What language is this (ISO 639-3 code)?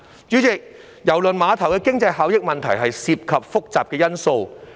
yue